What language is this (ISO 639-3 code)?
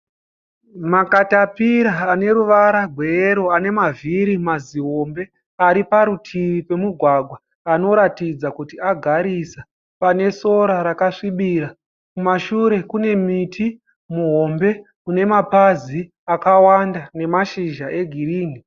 sna